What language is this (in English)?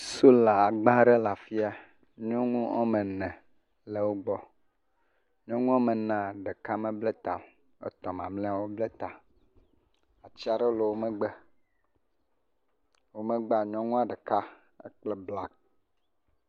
Ewe